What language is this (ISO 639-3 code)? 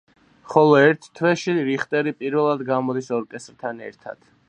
kat